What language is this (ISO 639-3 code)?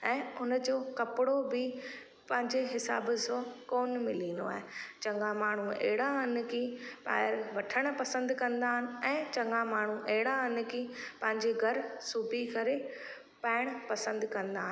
snd